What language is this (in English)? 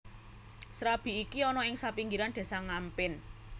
Javanese